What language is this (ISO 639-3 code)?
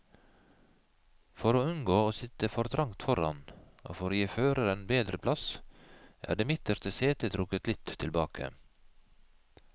nor